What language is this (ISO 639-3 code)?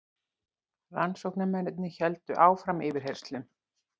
isl